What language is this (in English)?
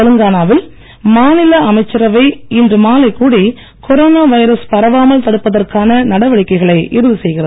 Tamil